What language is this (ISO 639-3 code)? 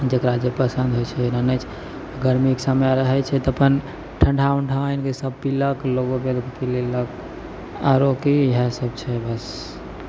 mai